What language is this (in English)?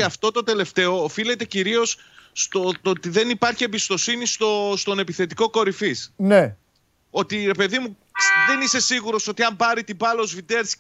Greek